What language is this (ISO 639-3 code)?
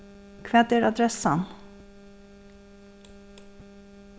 fao